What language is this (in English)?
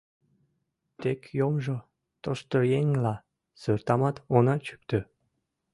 Mari